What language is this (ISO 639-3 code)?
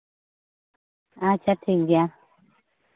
sat